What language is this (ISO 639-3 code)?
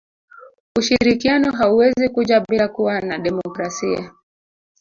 swa